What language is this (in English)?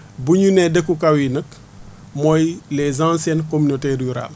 Wolof